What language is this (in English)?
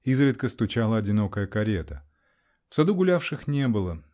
Russian